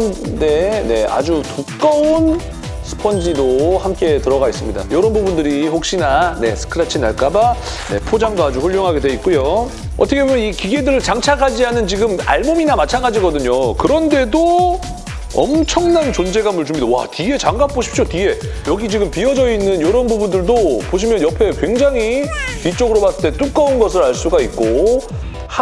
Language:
Korean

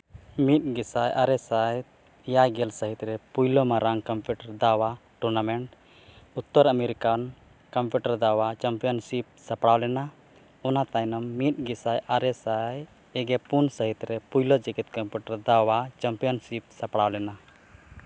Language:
Santali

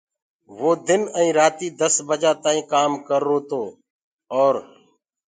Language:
Gurgula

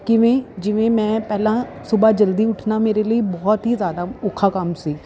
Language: Punjabi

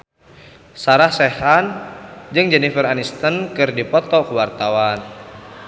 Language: Sundanese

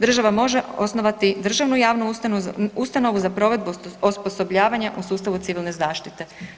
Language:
Croatian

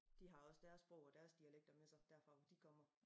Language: Danish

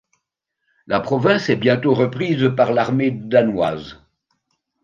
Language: French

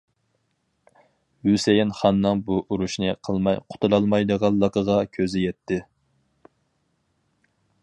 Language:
Uyghur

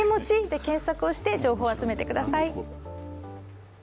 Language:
Japanese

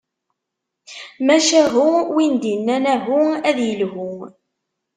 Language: Kabyle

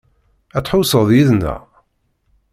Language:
Kabyle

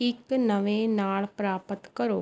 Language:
Punjabi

